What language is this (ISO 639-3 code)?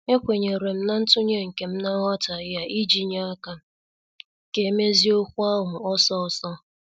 ibo